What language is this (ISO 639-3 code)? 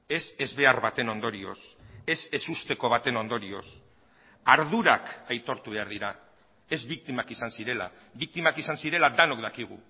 eus